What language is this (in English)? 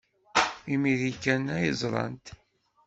Kabyle